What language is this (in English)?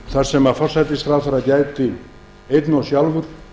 Icelandic